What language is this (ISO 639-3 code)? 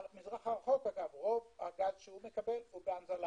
heb